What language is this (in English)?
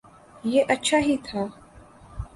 Urdu